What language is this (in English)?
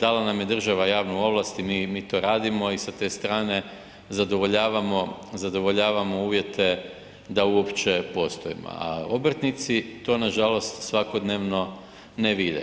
Croatian